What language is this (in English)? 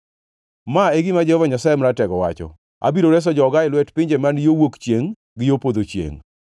Luo (Kenya and Tanzania)